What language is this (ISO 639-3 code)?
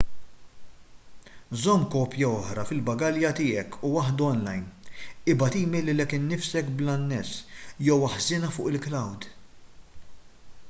mlt